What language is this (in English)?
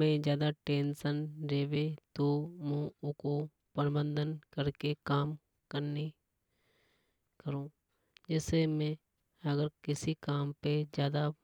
Hadothi